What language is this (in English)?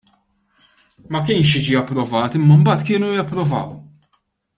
Maltese